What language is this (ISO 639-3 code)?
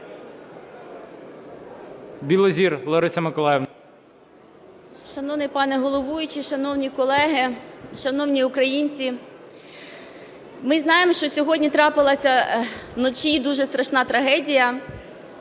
ukr